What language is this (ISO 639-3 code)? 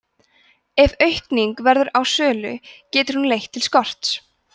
isl